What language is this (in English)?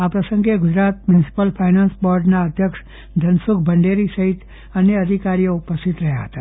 Gujarati